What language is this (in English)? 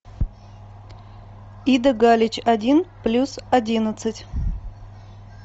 Russian